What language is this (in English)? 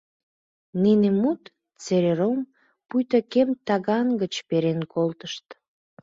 Mari